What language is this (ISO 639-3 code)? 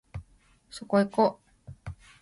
jpn